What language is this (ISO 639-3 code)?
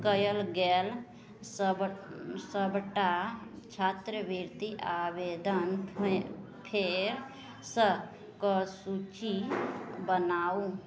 mai